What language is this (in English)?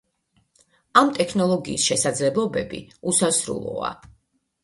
Georgian